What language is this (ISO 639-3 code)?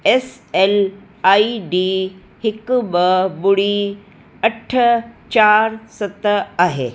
snd